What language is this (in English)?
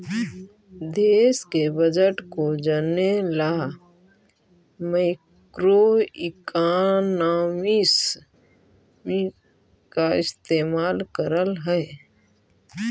Magahi